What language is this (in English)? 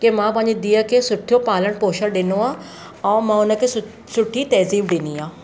Sindhi